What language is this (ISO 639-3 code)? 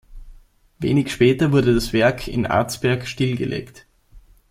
deu